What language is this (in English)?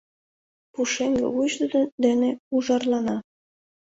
Mari